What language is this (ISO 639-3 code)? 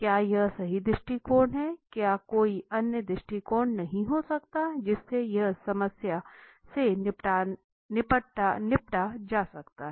hin